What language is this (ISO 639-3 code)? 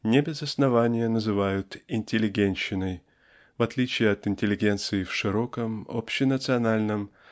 rus